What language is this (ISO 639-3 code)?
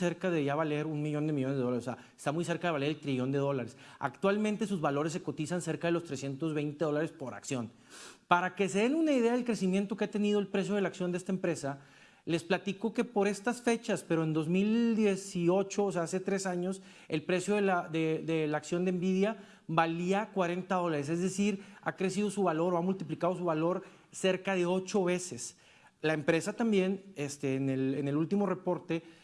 spa